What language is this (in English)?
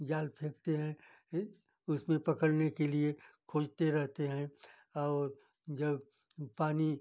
Hindi